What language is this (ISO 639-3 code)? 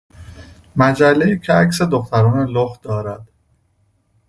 fas